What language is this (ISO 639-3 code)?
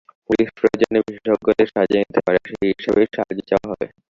ben